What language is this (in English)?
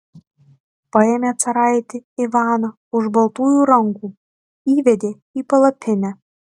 Lithuanian